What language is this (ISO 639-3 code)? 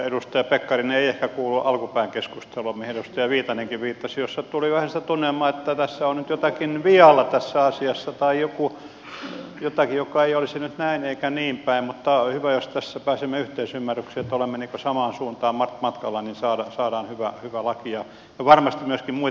fin